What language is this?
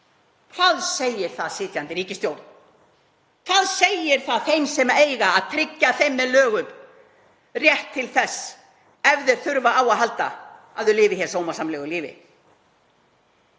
Icelandic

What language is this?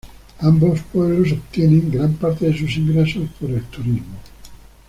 Spanish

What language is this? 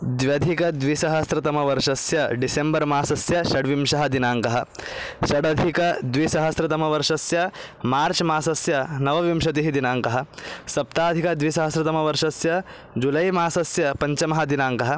Sanskrit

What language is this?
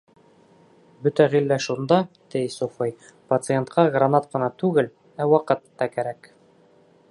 Bashkir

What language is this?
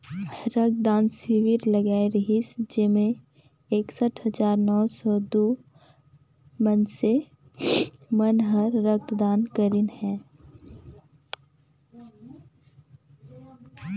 Chhattisgarhi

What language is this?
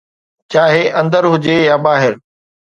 Sindhi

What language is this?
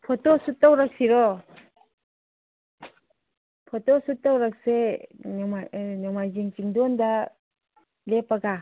Manipuri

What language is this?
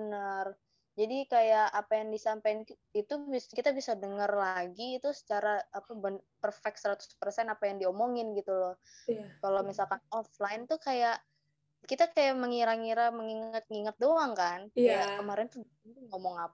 Indonesian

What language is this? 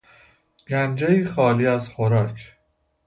Persian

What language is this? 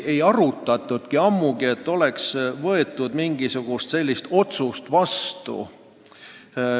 Estonian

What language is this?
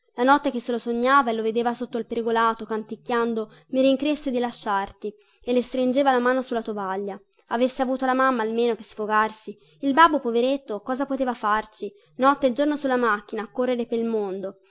Italian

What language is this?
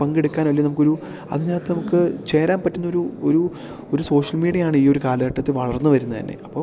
Malayalam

